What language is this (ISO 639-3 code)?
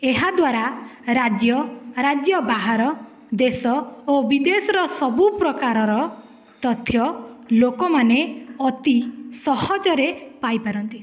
ori